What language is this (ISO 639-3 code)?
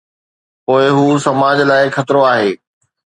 snd